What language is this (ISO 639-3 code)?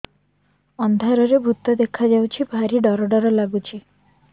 ori